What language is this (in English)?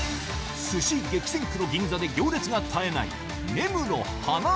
Japanese